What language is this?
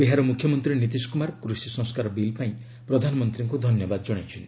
Odia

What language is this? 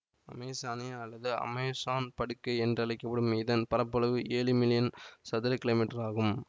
Tamil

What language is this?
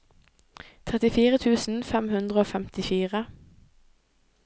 Norwegian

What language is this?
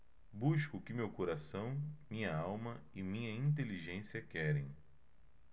Portuguese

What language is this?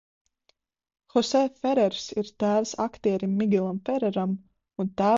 Latvian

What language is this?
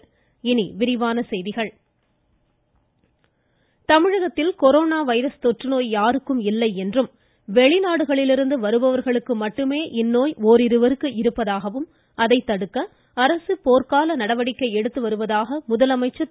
Tamil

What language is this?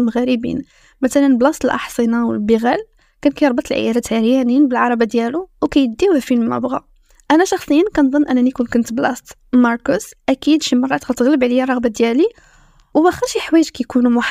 Arabic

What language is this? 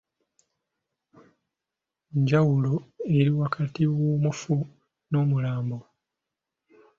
Ganda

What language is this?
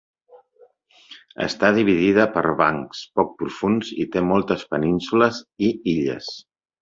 Catalan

